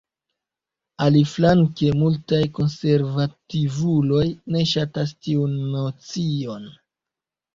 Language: Esperanto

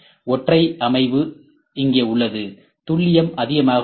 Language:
Tamil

